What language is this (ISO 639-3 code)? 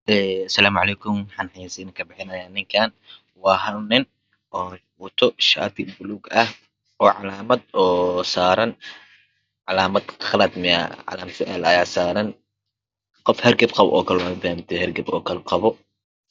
som